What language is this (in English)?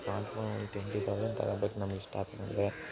Kannada